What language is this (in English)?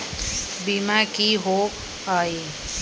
Magahi